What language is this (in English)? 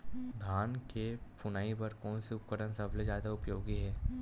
Chhattisgarhi